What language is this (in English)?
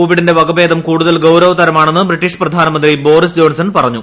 Malayalam